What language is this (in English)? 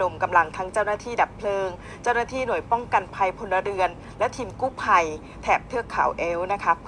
Thai